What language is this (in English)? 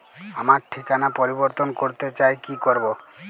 Bangla